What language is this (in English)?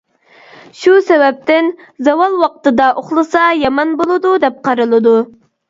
Uyghur